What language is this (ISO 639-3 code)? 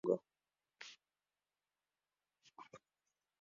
swa